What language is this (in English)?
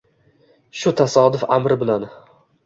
Uzbek